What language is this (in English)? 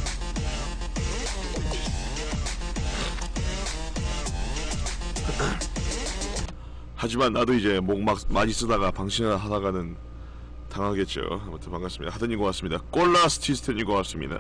Korean